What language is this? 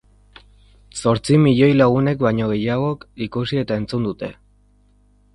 Basque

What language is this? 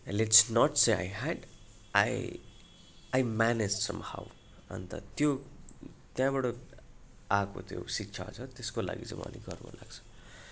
Nepali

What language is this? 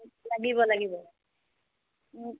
Assamese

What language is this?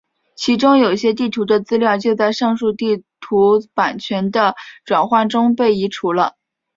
Chinese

